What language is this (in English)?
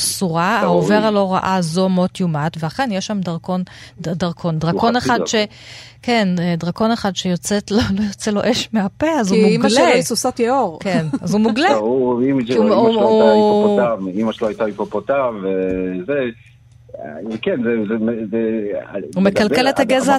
Hebrew